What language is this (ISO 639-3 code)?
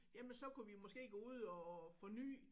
dan